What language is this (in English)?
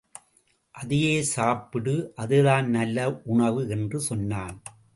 Tamil